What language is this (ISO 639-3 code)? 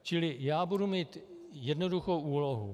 ces